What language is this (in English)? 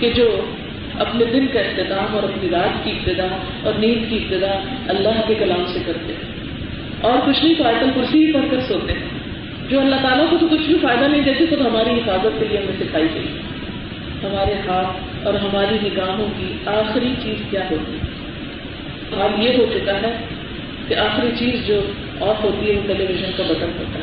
Urdu